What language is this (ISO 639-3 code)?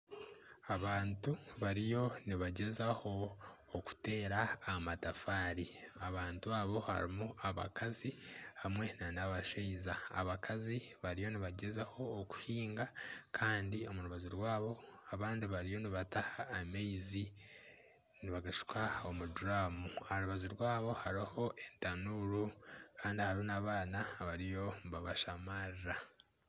nyn